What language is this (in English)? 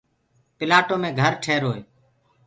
Gurgula